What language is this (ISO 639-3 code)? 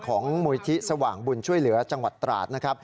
tha